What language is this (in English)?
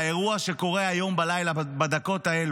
Hebrew